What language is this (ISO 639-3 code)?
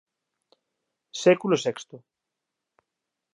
glg